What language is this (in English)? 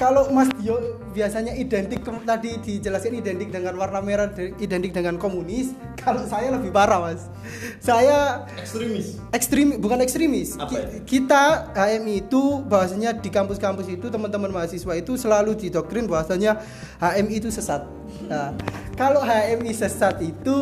Indonesian